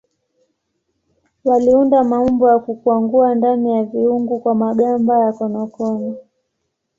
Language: Swahili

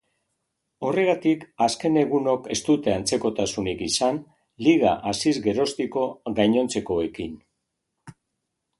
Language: Basque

